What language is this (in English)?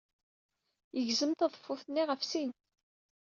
Kabyle